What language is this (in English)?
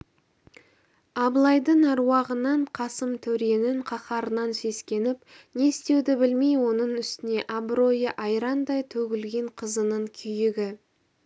Kazakh